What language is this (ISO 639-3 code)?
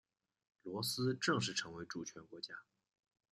zho